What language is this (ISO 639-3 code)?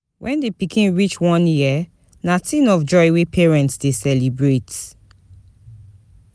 pcm